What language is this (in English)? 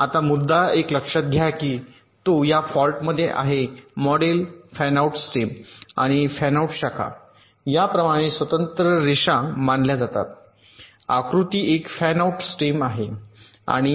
Marathi